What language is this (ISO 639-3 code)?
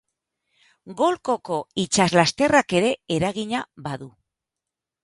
eus